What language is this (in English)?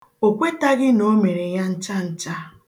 Igbo